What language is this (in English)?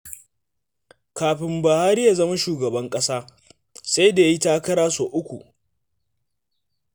Hausa